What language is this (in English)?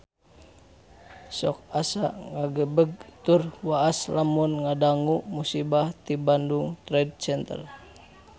Sundanese